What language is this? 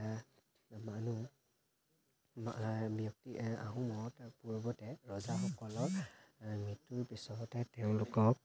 Assamese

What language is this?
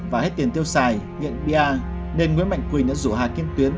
Vietnamese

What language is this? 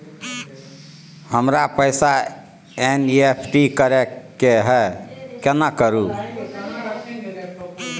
Maithili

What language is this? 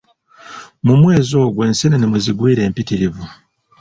Ganda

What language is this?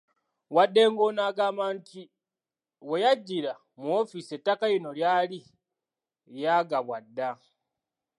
Ganda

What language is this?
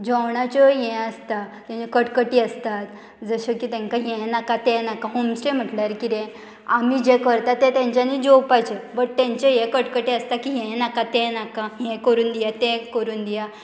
Konkani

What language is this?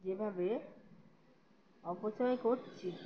Bangla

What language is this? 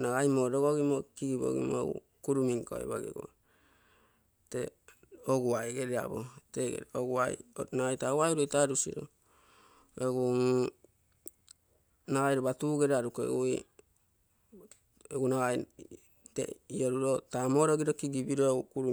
Terei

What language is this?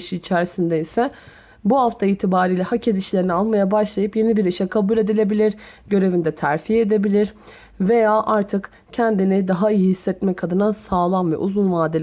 Turkish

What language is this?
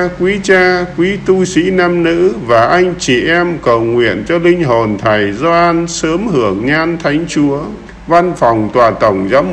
Vietnamese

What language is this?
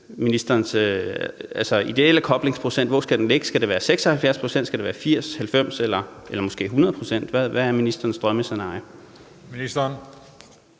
Danish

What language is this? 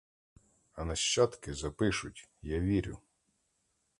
Ukrainian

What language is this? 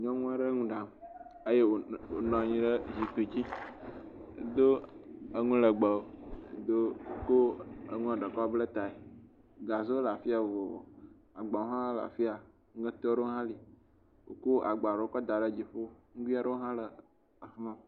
Ewe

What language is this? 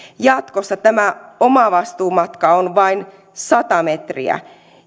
Finnish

